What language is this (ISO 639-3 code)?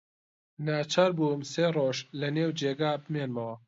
ckb